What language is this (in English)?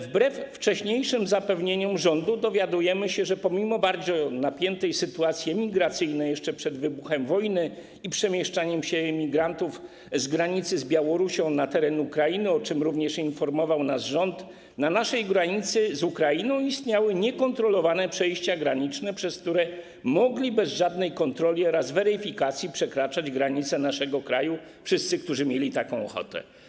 Polish